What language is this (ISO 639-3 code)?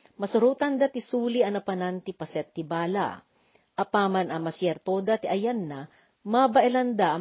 fil